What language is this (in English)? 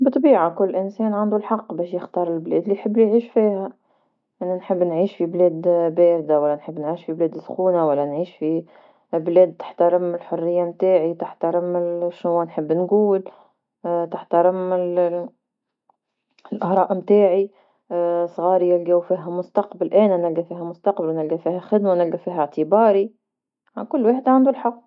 Tunisian Arabic